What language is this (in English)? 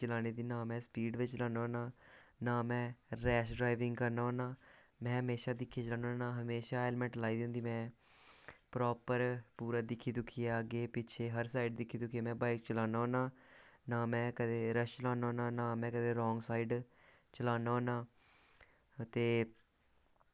Dogri